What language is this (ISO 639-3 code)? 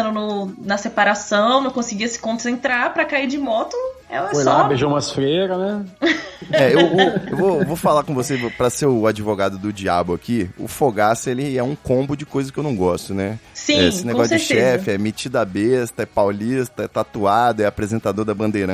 por